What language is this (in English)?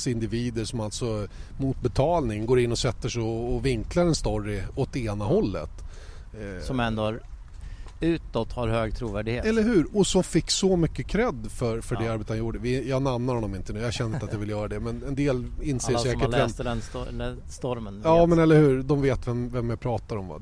Swedish